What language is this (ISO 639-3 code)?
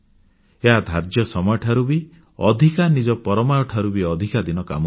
ori